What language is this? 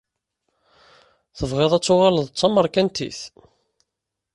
Kabyle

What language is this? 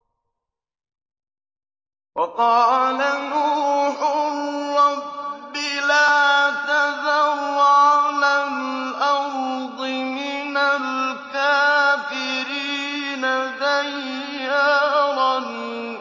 Arabic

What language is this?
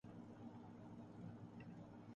Urdu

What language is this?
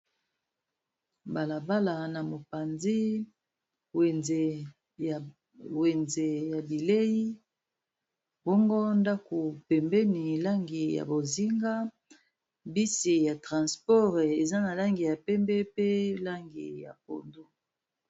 Lingala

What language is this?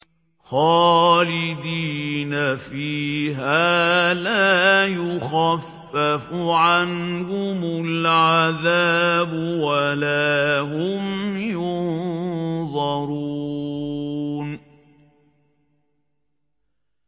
Arabic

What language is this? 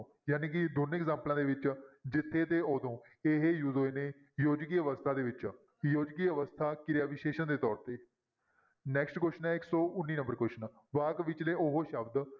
Punjabi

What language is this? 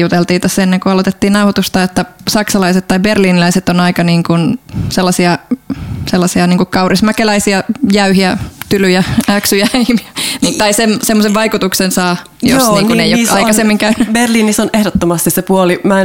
Finnish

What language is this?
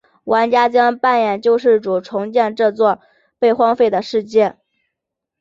Chinese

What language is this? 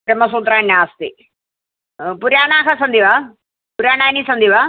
Sanskrit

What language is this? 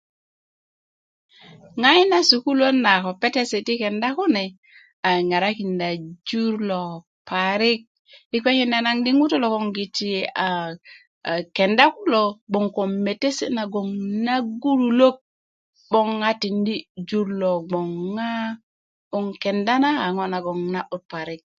Kuku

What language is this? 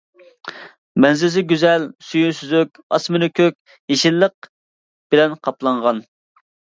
Uyghur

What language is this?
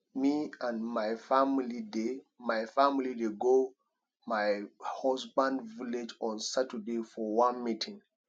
Nigerian Pidgin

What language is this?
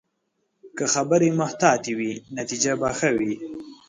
Pashto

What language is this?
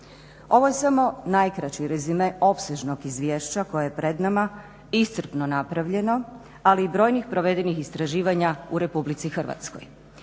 Croatian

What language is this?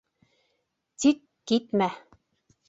Bashkir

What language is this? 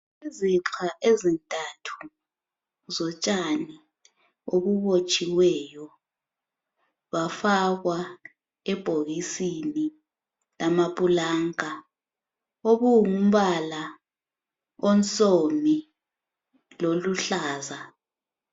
North Ndebele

